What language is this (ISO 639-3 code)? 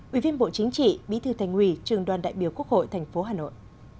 vie